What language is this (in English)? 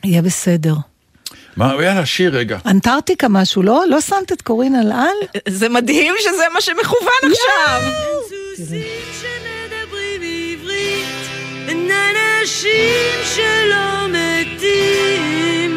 Hebrew